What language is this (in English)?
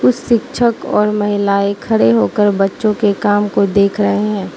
Hindi